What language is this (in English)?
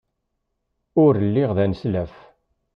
Kabyle